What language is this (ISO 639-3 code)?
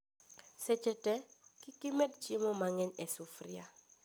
luo